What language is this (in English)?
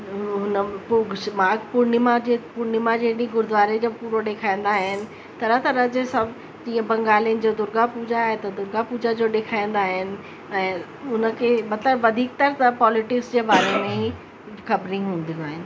Sindhi